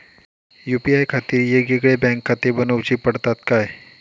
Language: Marathi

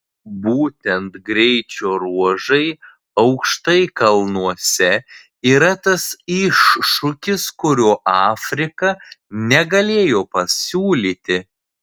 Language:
Lithuanian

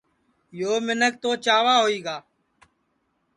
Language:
Sansi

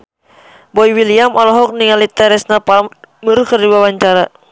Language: Sundanese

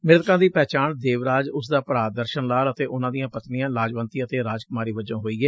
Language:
Punjabi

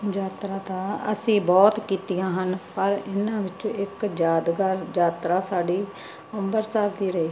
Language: Punjabi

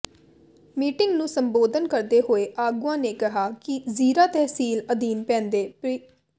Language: Punjabi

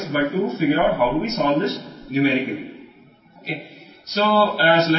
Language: Telugu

